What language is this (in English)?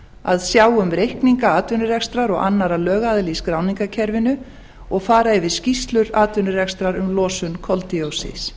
Icelandic